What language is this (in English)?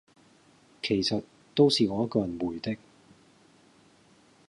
Cantonese